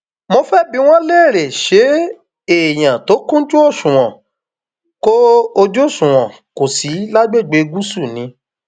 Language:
Yoruba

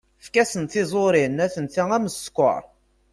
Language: Kabyle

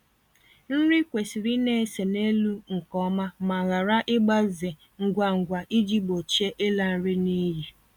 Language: Igbo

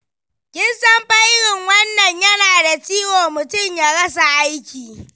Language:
Hausa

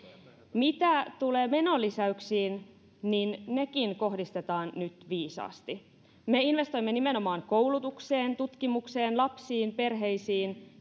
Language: Finnish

